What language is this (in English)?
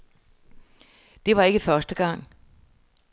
Danish